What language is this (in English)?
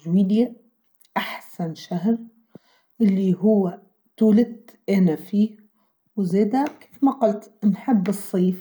Tunisian Arabic